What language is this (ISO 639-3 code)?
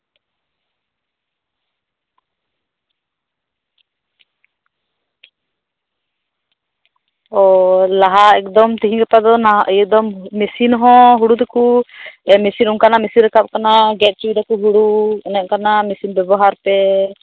sat